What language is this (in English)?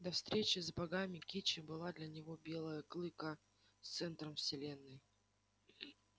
Russian